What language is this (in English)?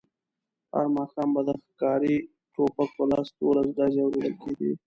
Pashto